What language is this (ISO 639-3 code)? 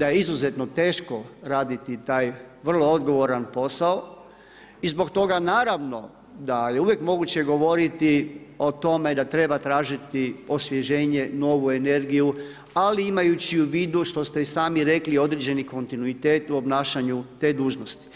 hrv